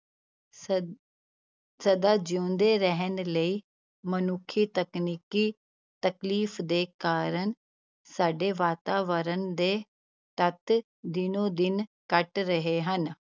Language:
Punjabi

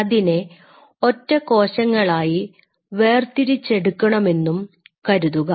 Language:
Malayalam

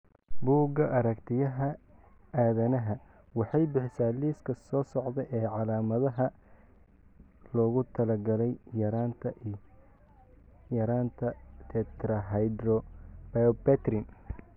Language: Somali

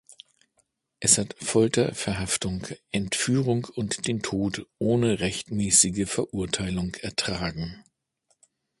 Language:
German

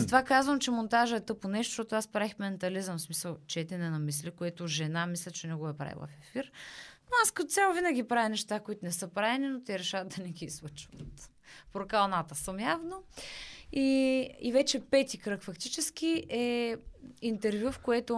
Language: Bulgarian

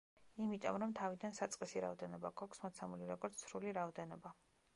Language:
Georgian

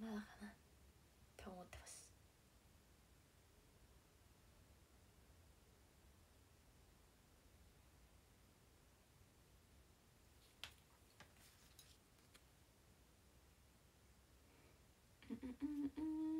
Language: Japanese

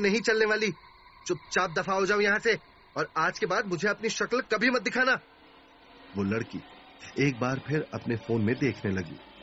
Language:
Hindi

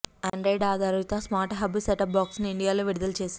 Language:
Telugu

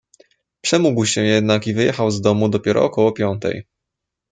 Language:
Polish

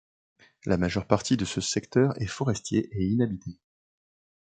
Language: French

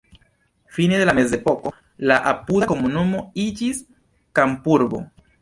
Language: Esperanto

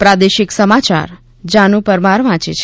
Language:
Gujarati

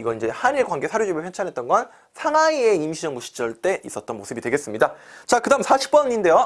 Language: Korean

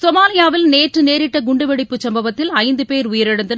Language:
Tamil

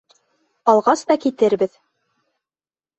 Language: Bashkir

